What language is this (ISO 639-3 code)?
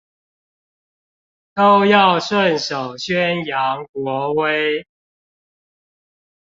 zho